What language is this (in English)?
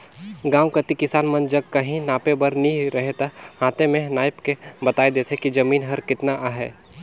Chhattisgarhi